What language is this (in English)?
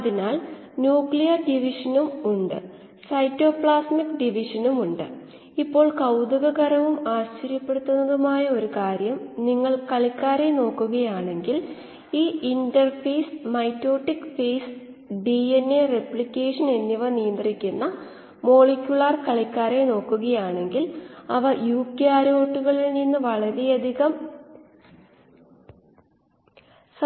Malayalam